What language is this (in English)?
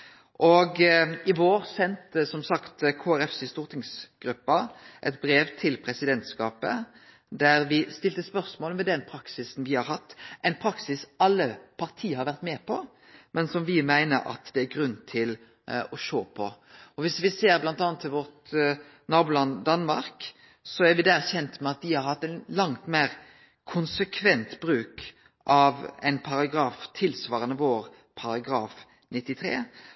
Norwegian Nynorsk